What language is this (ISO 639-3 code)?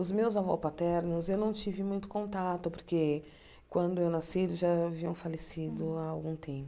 por